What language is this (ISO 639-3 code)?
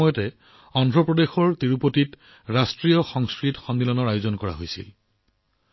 asm